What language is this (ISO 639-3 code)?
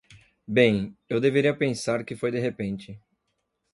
por